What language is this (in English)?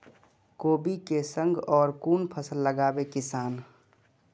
Maithili